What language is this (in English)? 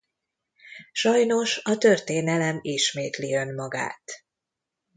Hungarian